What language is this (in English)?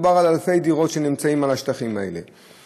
Hebrew